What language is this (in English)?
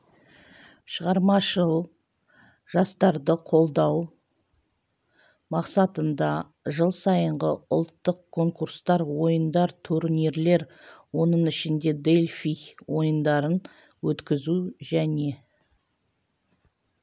Kazakh